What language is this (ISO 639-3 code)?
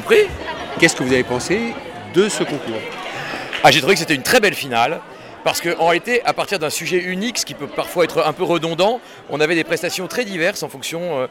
fra